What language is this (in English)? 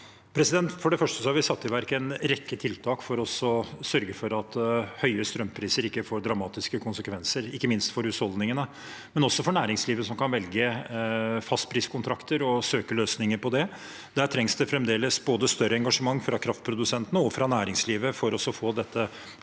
Norwegian